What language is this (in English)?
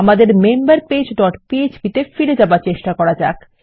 Bangla